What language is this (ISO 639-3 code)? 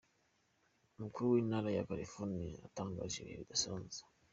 kin